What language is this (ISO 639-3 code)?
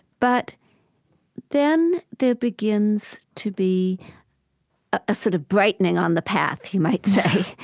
eng